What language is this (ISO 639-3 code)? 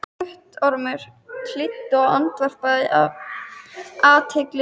isl